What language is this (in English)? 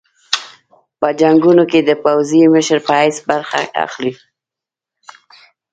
Pashto